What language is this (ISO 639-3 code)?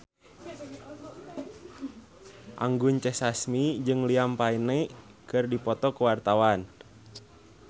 sun